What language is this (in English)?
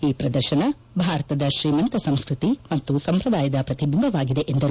Kannada